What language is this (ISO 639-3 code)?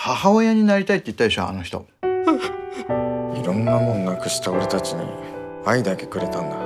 jpn